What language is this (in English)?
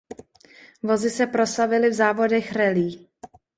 Czech